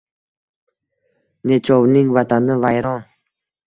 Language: Uzbek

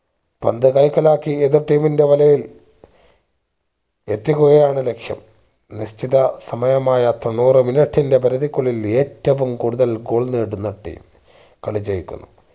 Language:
Malayalam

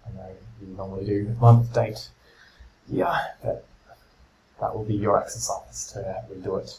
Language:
English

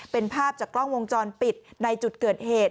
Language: Thai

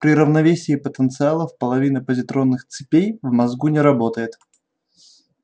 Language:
Russian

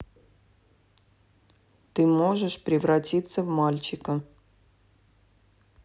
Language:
Russian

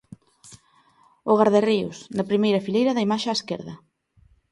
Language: Galician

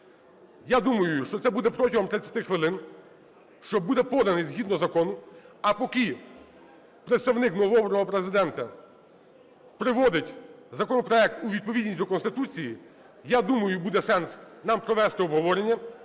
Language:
Ukrainian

